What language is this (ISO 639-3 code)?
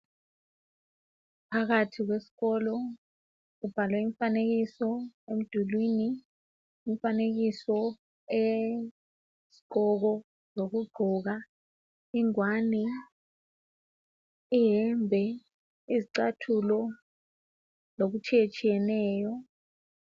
nde